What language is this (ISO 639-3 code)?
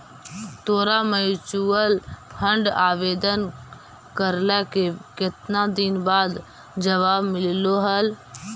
mag